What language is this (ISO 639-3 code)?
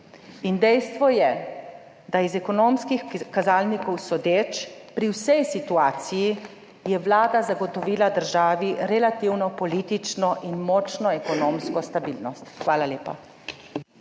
slv